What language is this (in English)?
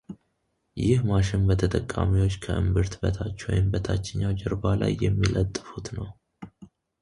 Amharic